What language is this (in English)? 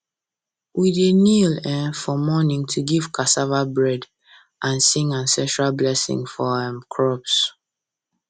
Nigerian Pidgin